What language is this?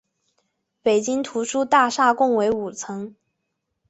Chinese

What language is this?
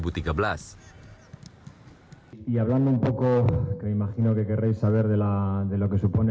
Indonesian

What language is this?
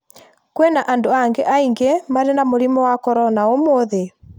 Kikuyu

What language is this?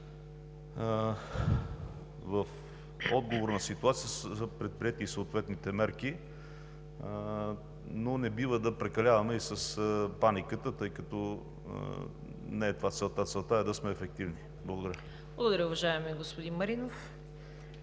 Bulgarian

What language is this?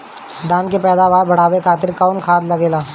Bhojpuri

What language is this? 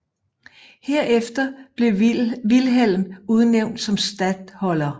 Danish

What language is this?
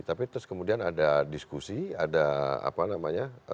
Indonesian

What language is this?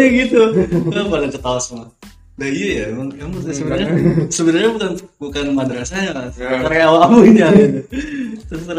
Indonesian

